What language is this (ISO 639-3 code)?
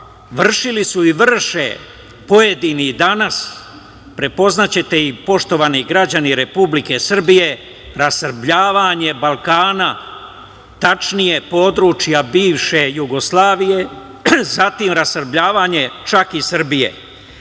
srp